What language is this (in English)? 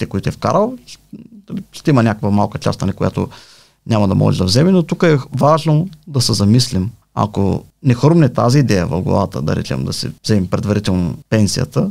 Bulgarian